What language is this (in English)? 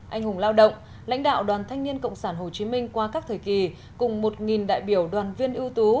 Vietnamese